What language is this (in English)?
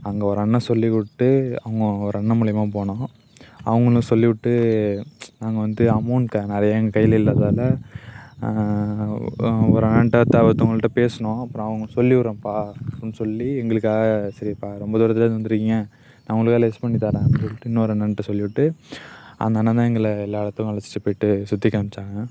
Tamil